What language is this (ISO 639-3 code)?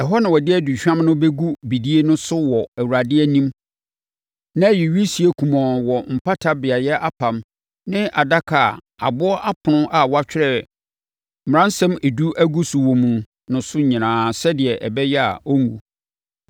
aka